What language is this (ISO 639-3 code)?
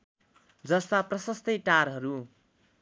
nep